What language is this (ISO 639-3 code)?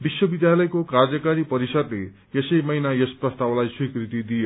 nep